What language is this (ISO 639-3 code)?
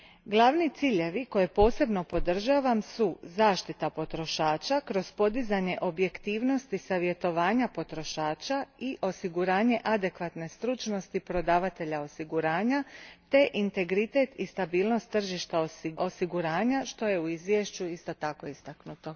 hrv